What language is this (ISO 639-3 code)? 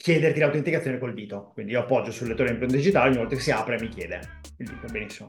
ita